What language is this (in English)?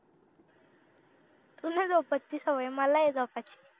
Marathi